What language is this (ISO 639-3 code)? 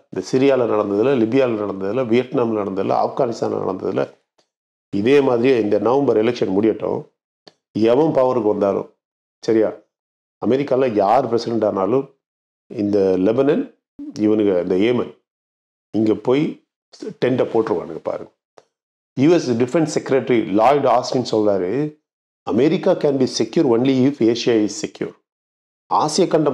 tam